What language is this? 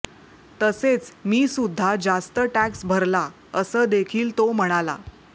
Marathi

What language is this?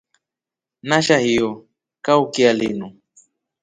Rombo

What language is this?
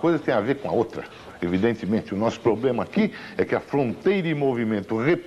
Portuguese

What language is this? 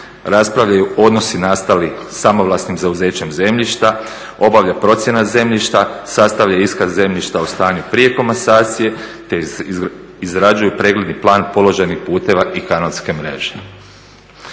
Croatian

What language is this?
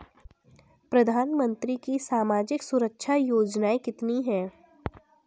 Hindi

